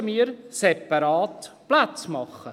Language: Swiss German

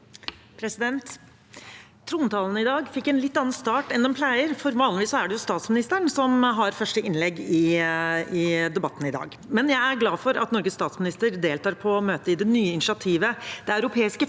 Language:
Norwegian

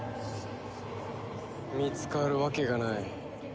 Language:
Japanese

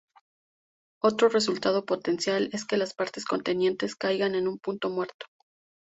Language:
Spanish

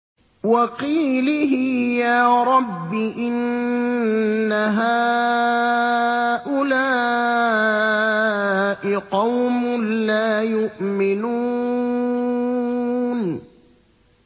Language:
Arabic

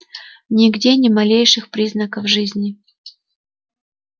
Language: Russian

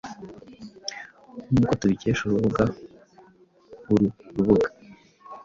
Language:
Kinyarwanda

